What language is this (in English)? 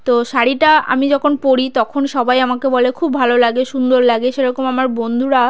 Bangla